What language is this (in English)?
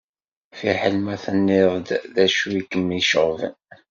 Kabyle